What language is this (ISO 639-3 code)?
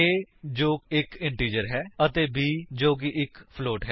pan